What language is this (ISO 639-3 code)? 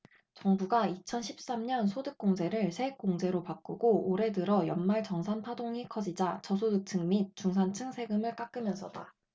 kor